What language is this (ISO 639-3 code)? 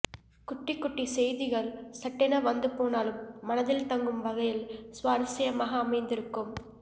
tam